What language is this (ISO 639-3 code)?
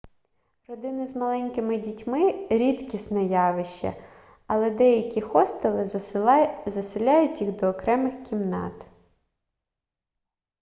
ukr